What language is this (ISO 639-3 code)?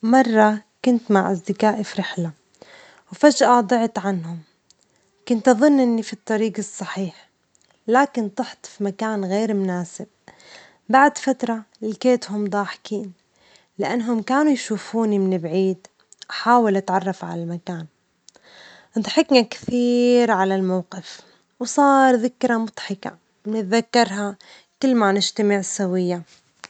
acx